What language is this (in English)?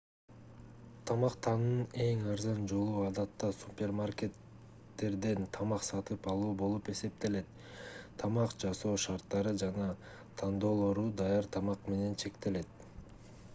Kyrgyz